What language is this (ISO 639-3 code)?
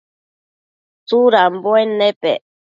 mcf